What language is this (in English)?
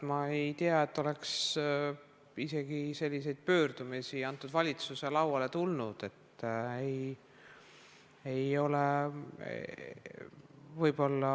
Estonian